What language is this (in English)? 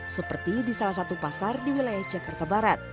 Indonesian